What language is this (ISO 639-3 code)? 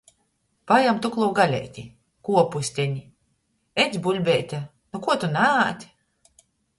ltg